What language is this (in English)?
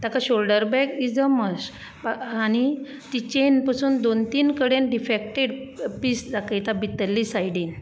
Konkani